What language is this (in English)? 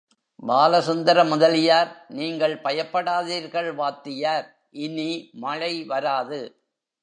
Tamil